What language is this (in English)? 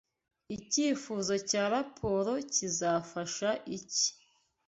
Kinyarwanda